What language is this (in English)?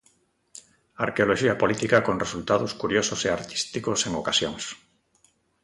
Galician